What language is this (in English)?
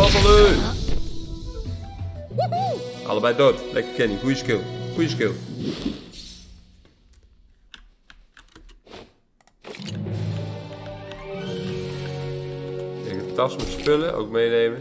Dutch